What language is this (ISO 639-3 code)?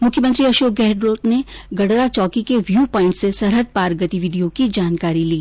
hin